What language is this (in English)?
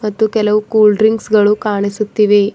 Kannada